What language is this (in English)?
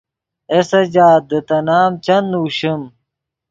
Yidgha